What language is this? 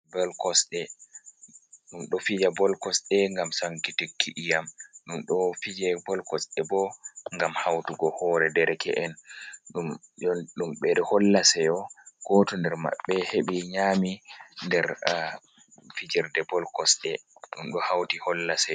Fula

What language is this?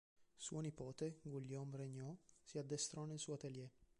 Italian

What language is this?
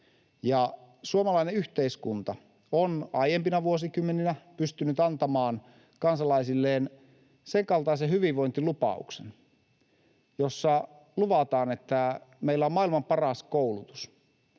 Finnish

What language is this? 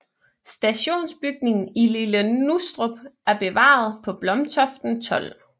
Danish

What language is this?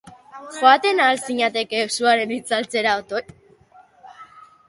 Basque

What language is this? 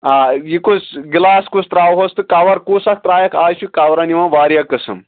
Kashmiri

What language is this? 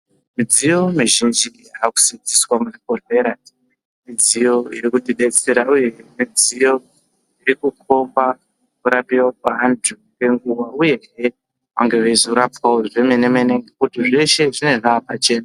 Ndau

